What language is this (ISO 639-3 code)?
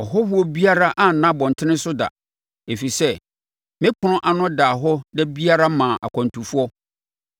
aka